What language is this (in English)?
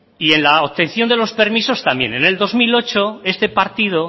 Spanish